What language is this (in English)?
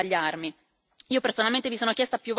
Italian